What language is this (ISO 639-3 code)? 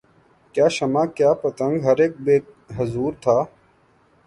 urd